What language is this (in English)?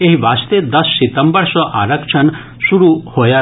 Maithili